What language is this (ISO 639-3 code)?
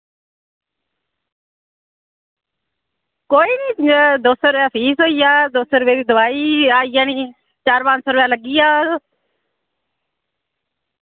doi